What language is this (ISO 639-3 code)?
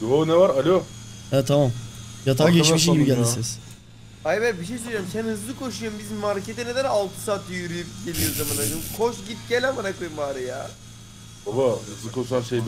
tur